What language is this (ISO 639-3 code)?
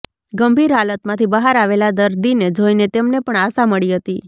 guj